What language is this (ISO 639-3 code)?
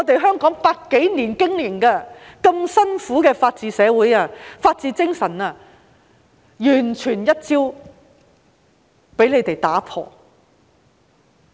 yue